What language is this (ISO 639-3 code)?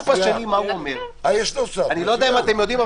heb